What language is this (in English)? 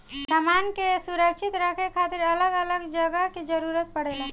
Bhojpuri